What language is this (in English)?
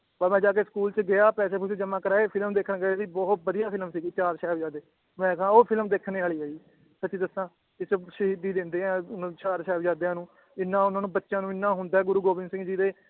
Punjabi